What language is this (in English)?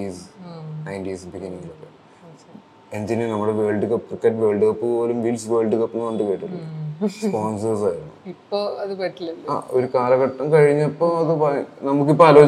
Malayalam